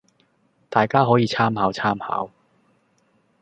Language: Cantonese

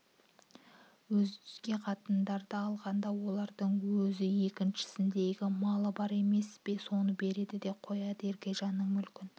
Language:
Kazakh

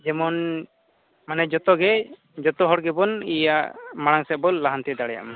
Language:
Santali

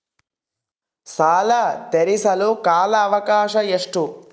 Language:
Kannada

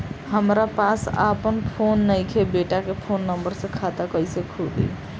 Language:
Bhojpuri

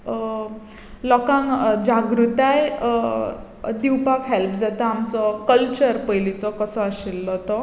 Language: Konkani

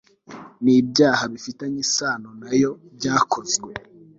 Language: Kinyarwanda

